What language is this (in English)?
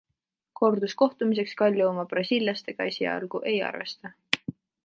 Estonian